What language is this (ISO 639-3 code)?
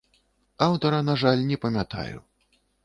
bel